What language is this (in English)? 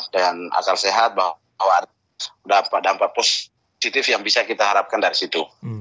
Indonesian